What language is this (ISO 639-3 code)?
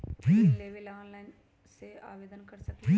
mag